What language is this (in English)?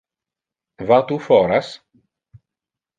Interlingua